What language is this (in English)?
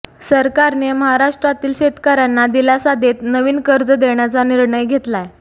Marathi